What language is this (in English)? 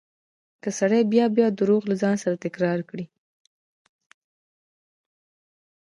Pashto